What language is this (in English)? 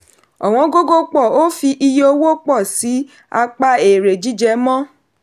Yoruba